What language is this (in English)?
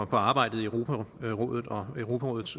Danish